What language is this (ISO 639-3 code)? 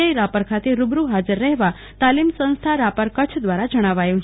guj